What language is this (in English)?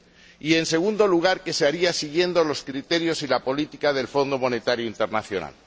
Spanish